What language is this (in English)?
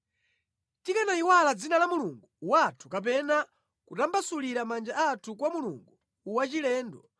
Nyanja